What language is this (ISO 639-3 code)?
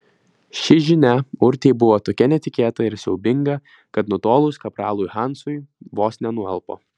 lit